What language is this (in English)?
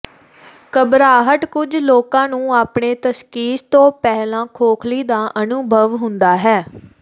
Punjabi